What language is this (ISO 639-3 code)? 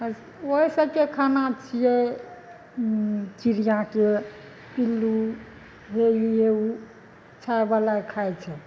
mai